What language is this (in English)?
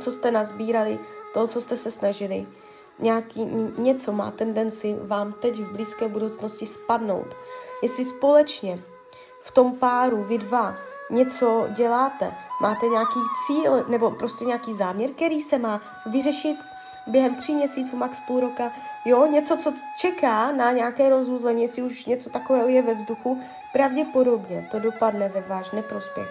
Czech